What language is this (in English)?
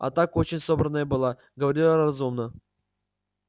Russian